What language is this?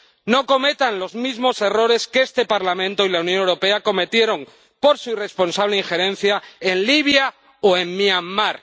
Spanish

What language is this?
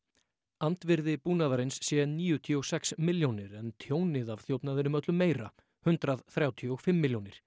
Icelandic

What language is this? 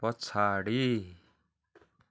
Nepali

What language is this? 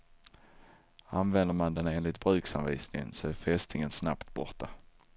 Swedish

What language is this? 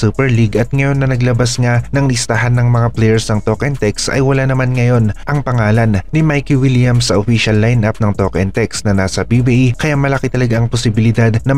Filipino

